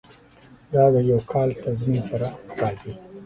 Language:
Pashto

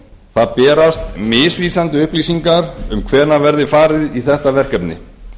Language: Icelandic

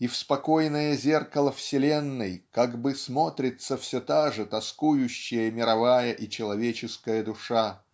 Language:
Russian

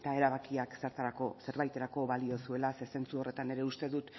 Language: Basque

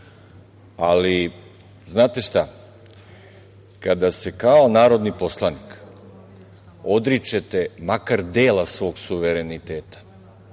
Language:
Serbian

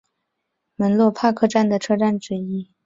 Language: Chinese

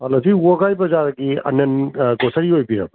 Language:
Manipuri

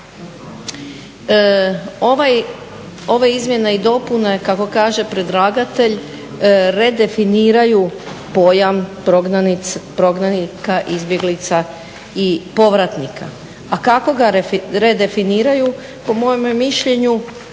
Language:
Croatian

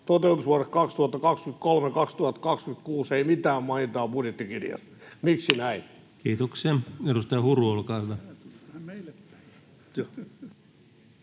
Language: Finnish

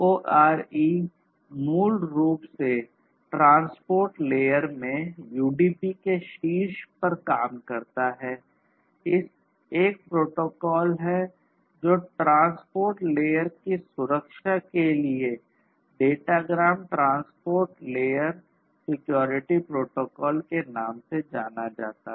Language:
Hindi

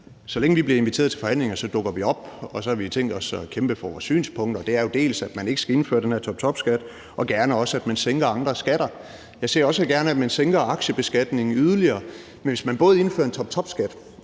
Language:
Danish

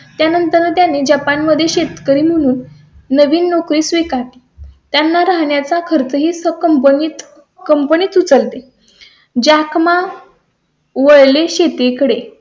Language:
Marathi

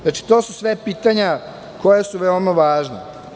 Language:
Serbian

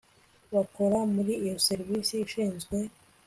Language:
Kinyarwanda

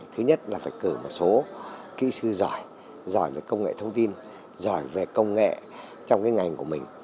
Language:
Vietnamese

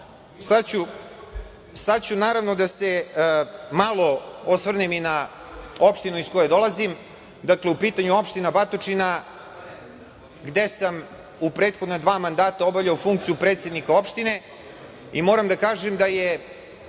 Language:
Serbian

